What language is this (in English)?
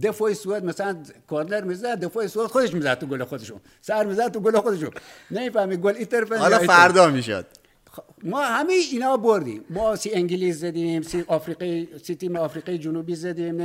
Persian